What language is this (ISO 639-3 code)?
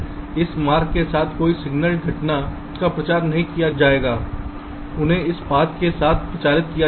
hin